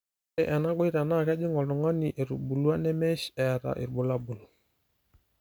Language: Masai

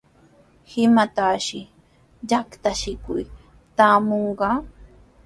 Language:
Sihuas Ancash Quechua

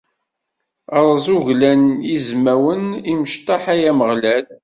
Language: Kabyle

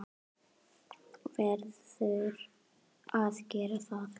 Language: Icelandic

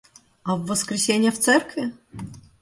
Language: Russian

